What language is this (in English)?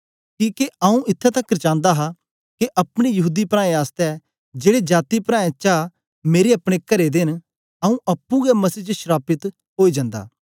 Dogri